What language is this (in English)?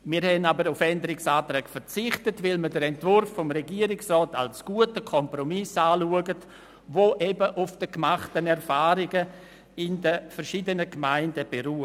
Swiss German